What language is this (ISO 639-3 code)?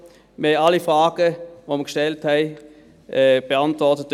gsw